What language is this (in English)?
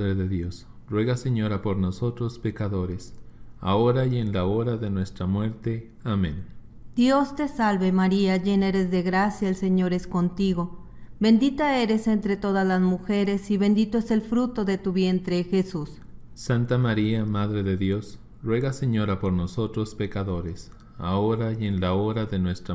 Spanish